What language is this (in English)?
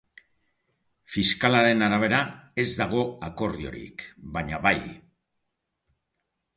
Basque